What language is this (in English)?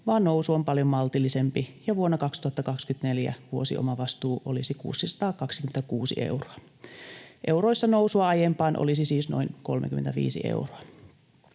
Finnish